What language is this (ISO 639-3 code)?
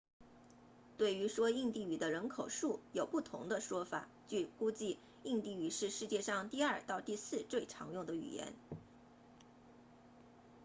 zho